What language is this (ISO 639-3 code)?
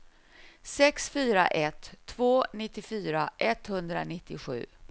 swe